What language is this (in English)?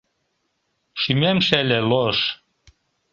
Mari